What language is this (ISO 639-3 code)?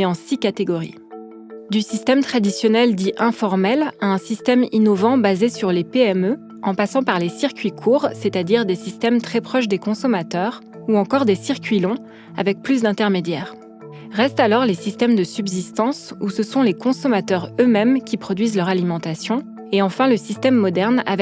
fra